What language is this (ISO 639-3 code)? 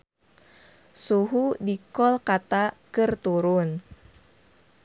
sun